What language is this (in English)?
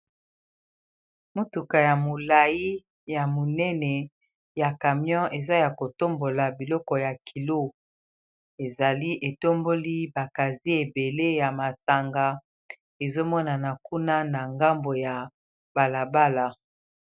Lingala